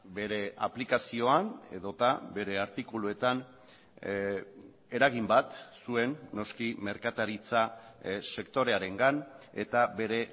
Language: Basque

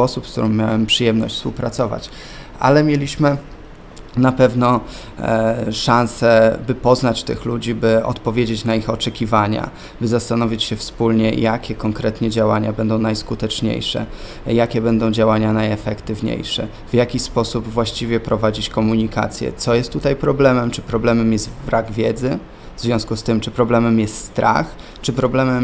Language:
Polish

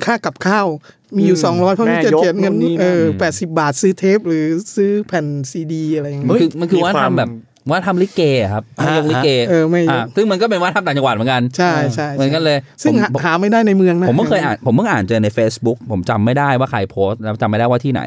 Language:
Thai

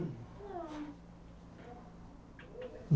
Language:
Portuguese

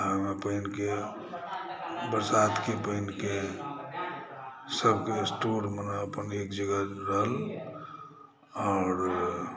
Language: Maithili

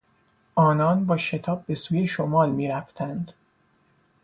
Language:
Persian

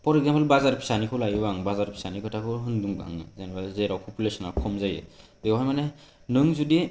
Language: Bodo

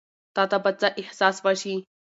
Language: Pashto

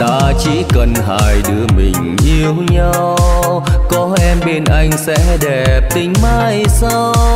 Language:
Vietnamese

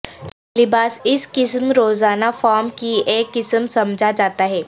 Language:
Urdu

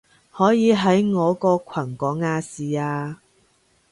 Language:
Cantonese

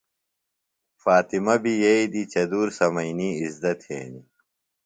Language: Phalura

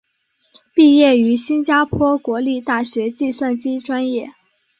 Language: Chinese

